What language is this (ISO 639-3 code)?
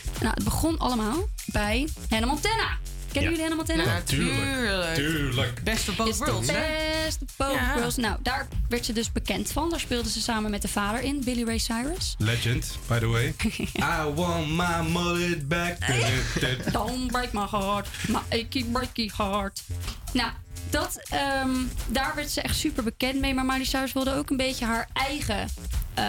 nld